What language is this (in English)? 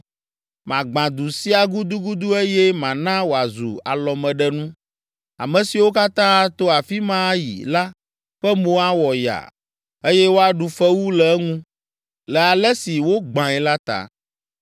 Ewe